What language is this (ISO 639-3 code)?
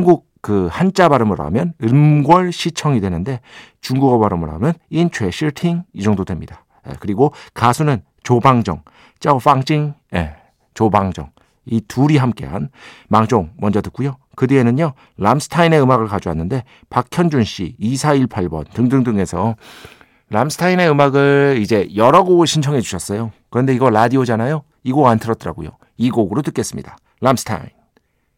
kor